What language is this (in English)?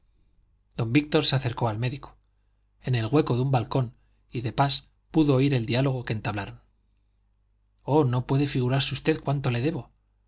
Spanish